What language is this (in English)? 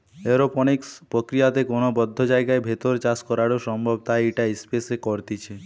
Bangla